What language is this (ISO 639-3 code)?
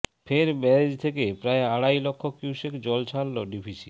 ben